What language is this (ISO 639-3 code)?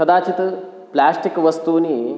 san